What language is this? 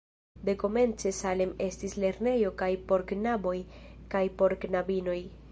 Esperanto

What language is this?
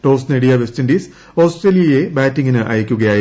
Malayalam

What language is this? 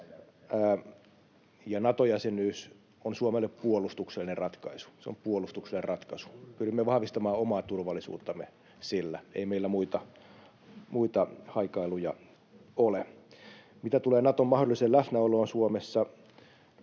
Finnish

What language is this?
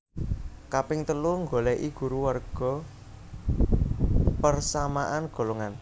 Javanese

